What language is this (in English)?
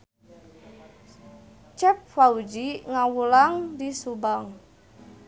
Sundanese